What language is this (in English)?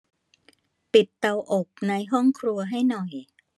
Thai